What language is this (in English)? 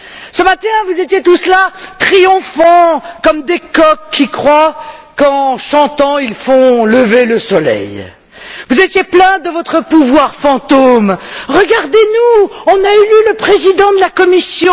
French